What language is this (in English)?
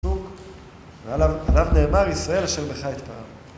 Hebrew